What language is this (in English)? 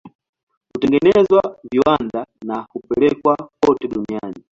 Swahili